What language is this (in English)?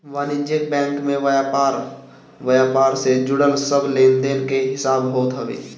Bhojpuri